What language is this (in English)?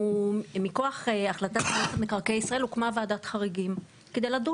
Hebrew